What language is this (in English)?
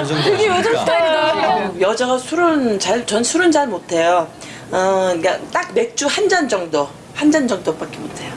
Korean